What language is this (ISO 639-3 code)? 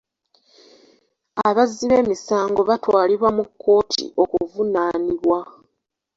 lug